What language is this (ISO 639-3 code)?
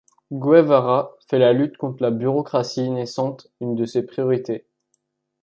fra